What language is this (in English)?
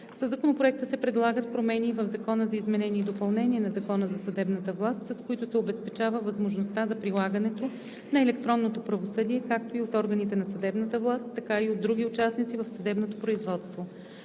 Bulgarian